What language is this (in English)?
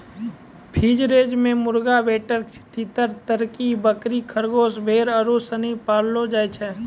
Maithili